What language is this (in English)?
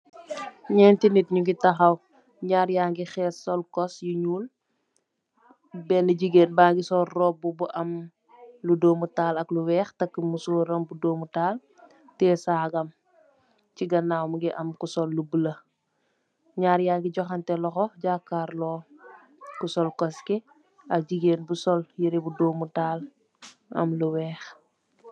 Wolof